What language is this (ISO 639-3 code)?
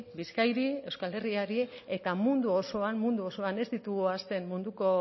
eus